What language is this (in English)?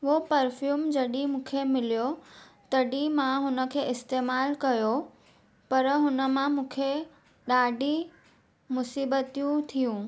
Sindhi